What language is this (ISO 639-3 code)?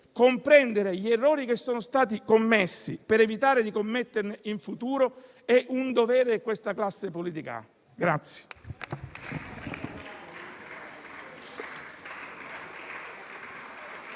ita